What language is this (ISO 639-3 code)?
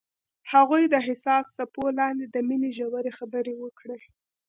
pus